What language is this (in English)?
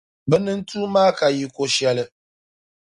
Dagbani